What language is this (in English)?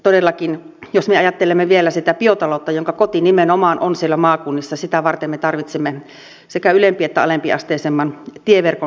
Finnish